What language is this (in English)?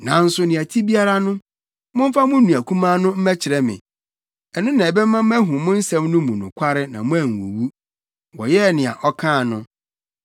Akan